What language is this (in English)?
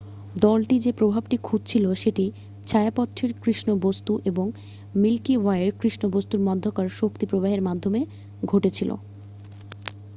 Bangla